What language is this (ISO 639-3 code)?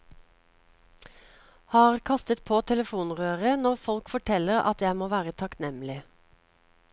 nor